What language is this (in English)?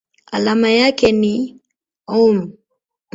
Swahili